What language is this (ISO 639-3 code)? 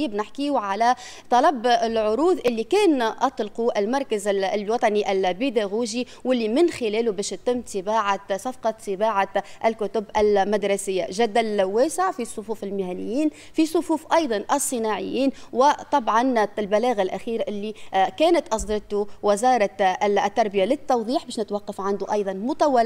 ara